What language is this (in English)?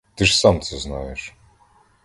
Ukrainian